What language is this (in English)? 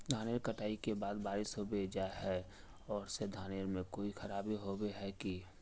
Magahi